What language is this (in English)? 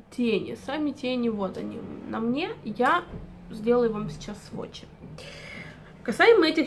Russian